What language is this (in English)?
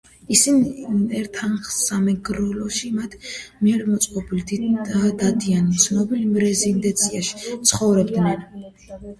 Georgian